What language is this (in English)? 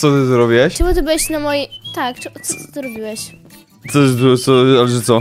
Polish